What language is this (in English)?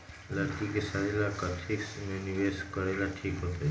Magahi